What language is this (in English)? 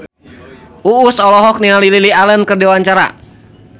Sundanese